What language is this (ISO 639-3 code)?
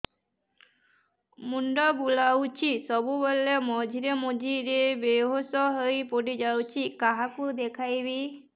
ori